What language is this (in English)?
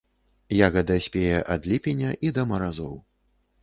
Belarusian